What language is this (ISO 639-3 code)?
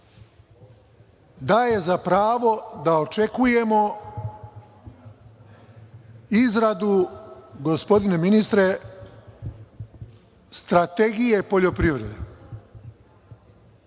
srp